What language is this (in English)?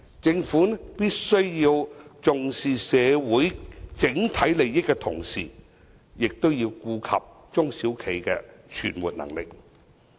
Cantonese